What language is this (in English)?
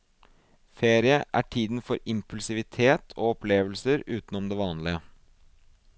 Norwegian